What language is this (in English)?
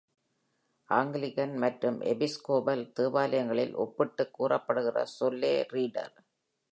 Tamil